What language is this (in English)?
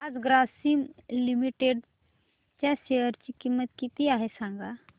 Marathi